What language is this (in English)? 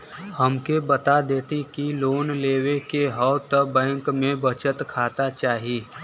Bhojpuri